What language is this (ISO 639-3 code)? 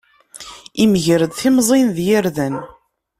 kab